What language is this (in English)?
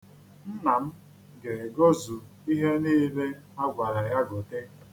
Igbo